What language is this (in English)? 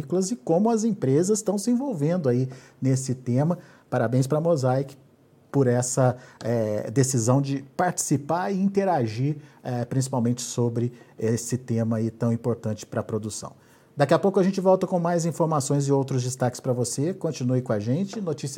Portuguese